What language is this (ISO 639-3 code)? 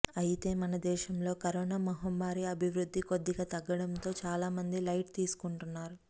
tel